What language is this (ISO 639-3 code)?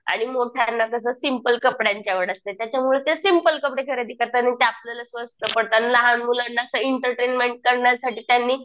mar